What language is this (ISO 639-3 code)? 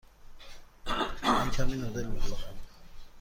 fas